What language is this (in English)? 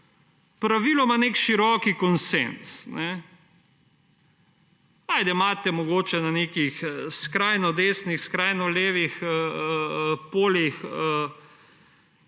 Slovenian